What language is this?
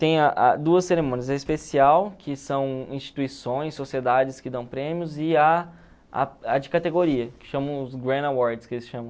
Portuguese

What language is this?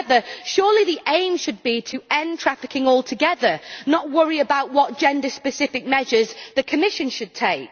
English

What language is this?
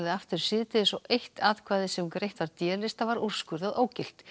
Icelandic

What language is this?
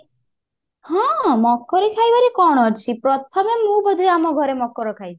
Odia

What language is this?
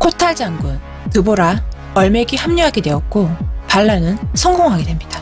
Korean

